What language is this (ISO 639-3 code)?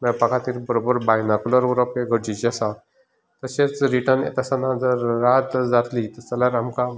kok